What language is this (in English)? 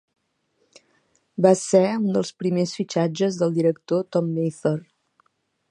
Catalan